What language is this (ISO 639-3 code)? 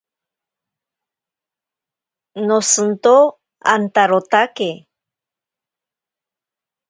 prq